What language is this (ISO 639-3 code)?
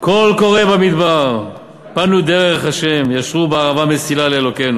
heb